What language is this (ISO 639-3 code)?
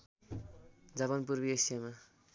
nep